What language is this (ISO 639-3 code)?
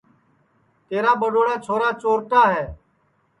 ssi